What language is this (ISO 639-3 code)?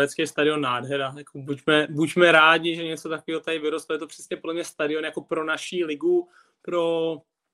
ces